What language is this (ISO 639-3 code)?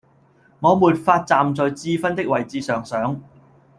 yue